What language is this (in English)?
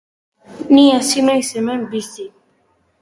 Basque